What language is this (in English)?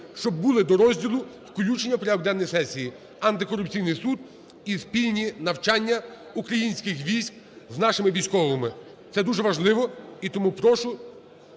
Ukrainian